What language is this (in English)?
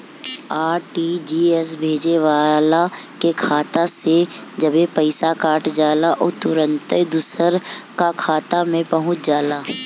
Bhojpuri